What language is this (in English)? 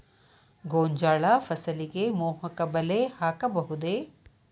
Kannada